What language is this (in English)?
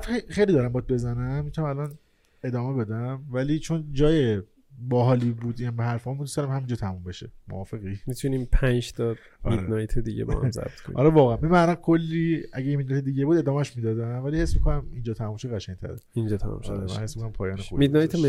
Persian